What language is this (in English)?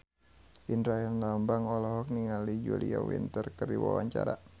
Sundanese